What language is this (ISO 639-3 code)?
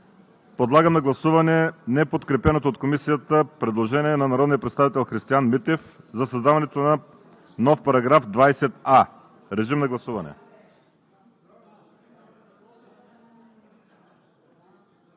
bul